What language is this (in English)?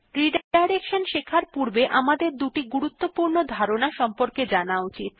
Bangla